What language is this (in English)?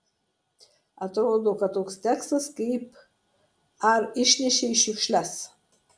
Lithuanian